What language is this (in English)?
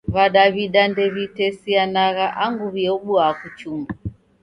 Taita